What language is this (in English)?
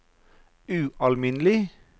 Norwegian